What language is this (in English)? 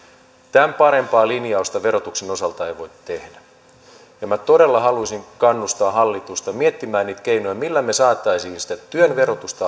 Finnish